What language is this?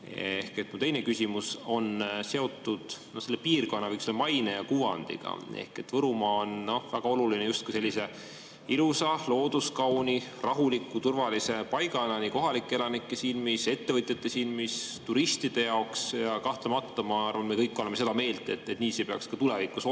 Estonian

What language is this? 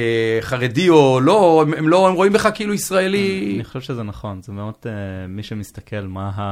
Hebrew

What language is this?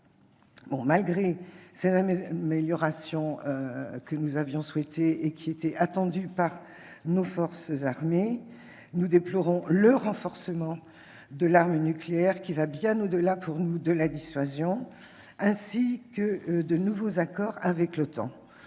French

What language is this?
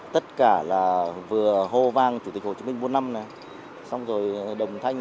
Vietnamese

